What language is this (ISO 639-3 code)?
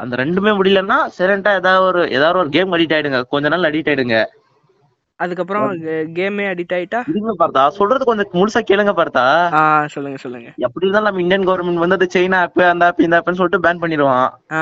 tam